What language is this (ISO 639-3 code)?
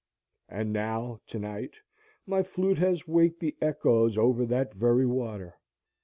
eng